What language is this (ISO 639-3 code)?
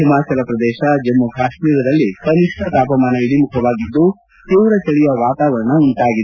kan